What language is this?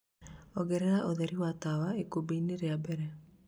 Kikuyu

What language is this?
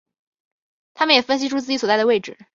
Chinese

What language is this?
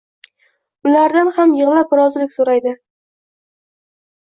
Uzbek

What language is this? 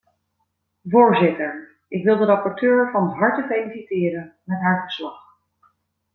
Dutch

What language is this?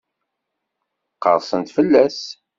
Kabyle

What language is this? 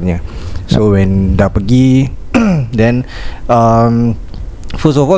Malay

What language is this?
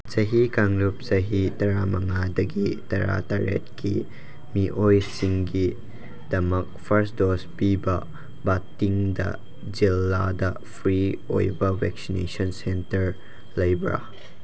Manipuri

